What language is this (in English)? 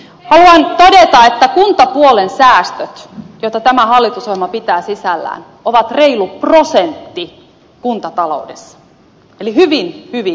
Finnish